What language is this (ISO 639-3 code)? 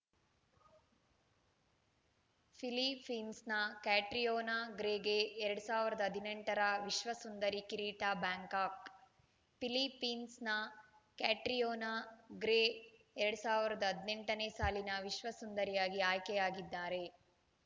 kan